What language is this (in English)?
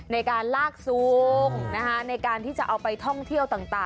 Thai